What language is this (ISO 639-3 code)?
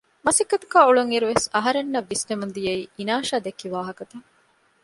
div